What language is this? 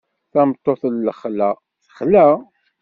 Kabyle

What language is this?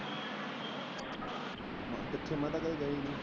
Punjabi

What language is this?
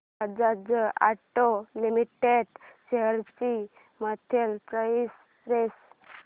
Marathi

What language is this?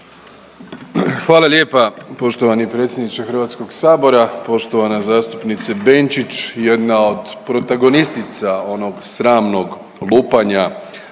Croatian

